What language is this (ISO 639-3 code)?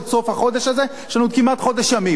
heb